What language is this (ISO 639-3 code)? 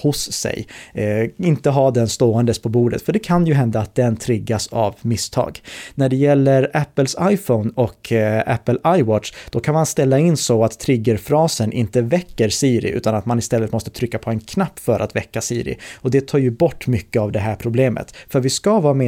swe